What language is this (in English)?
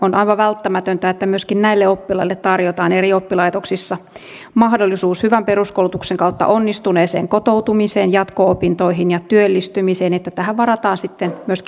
Finnish